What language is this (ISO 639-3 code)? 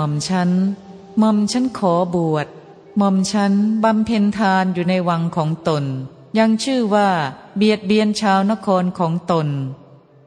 tha